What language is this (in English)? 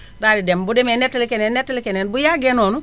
Wolof